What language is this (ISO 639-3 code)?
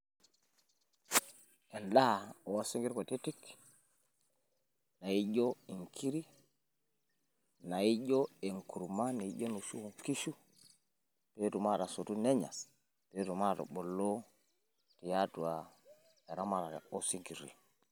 mas